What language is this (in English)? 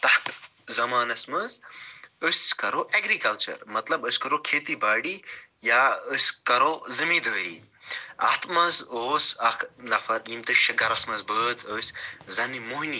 Kashmiri